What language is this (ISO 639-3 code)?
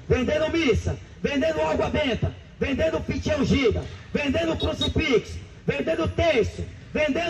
por